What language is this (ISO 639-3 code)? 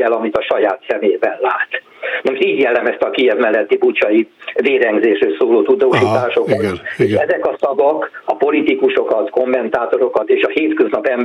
hun